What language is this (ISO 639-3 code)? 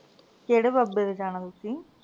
pan